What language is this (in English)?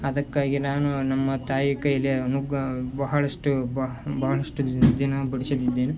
Kannada